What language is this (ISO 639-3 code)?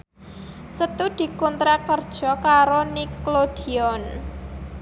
jav